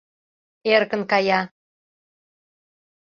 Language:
Mari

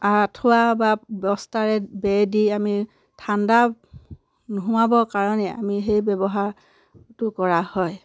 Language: Assamese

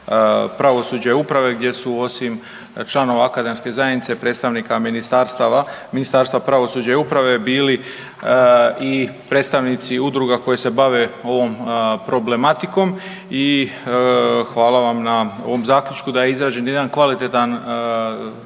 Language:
Croatian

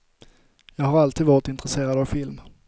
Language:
Swedish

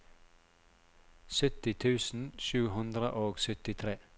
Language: Norwegian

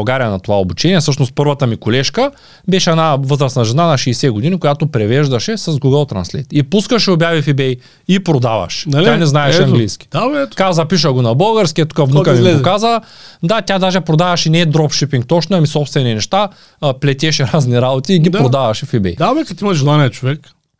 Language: Bulgarian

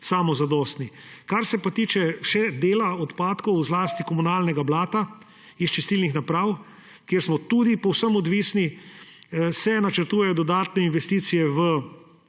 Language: Slovenian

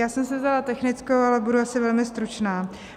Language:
Czech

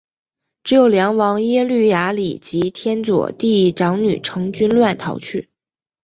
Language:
Chinese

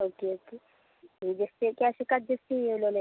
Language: Malayalam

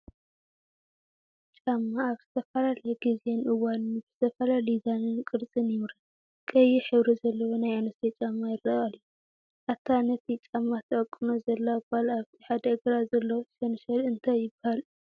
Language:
Tigrinya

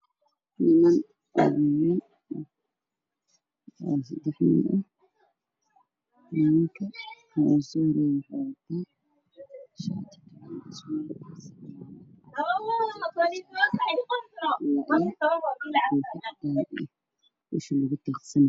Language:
Somali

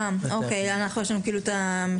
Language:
Hebrew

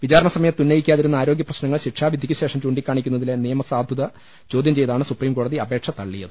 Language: Malayalam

